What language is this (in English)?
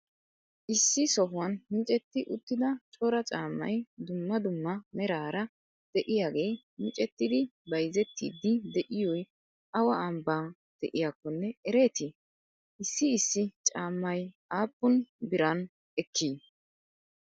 Wolaytta